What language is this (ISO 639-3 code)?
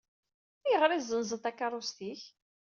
kab